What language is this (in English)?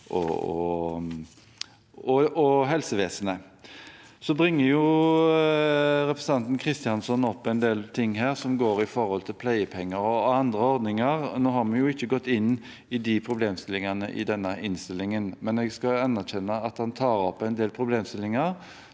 Norwegian